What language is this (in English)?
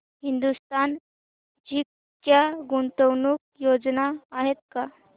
Marathi